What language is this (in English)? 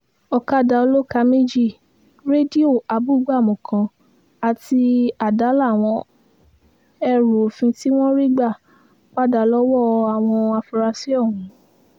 Yoruba